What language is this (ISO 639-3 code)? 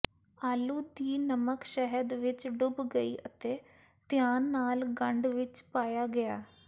pan